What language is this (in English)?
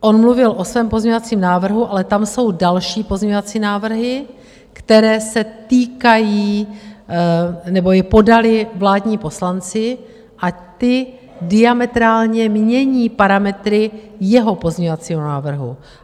Czech